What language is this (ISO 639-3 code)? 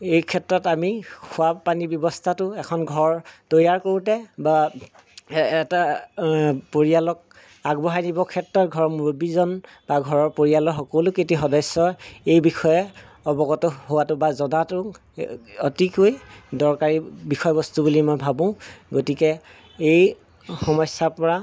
asm